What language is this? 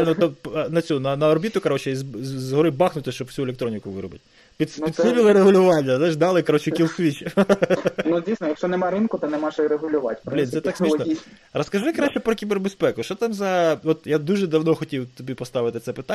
Ukrainian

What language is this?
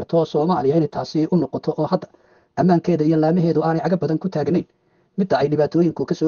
Arabic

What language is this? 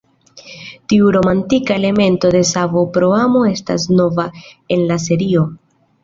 Esperanto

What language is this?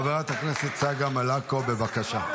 Hebrew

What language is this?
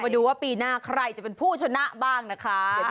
Thai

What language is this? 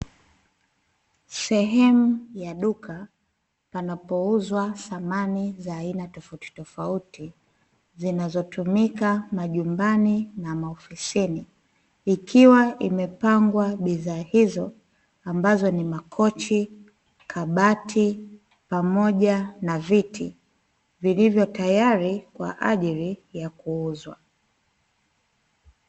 Swahili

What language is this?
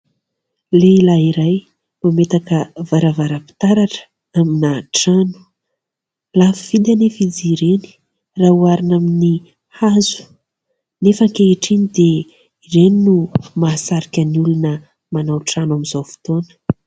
Malagasy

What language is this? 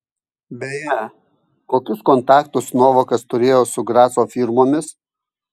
Lithuanian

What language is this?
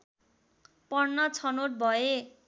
Nepali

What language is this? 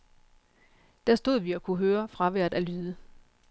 Danish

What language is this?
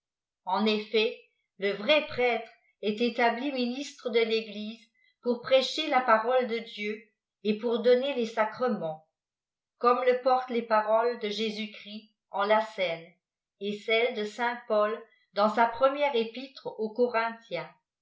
French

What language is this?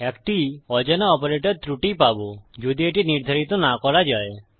Bangla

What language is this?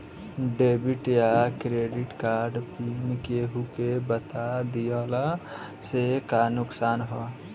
Bhojpuri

